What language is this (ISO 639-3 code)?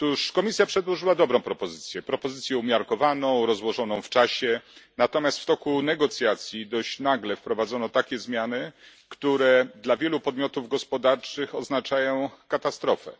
pol